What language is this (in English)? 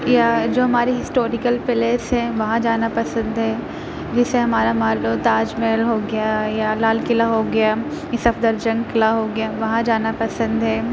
Urdu